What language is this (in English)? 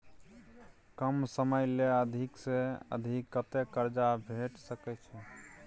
Maithili